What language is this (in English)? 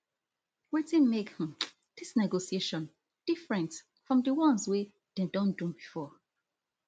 Nigerian Pidgin